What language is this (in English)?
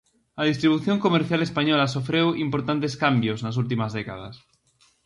Galician